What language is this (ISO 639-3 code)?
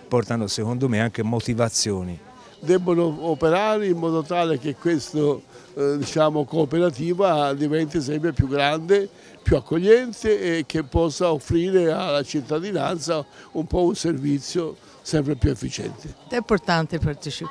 ita